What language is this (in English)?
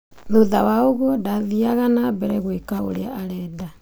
Kikuyu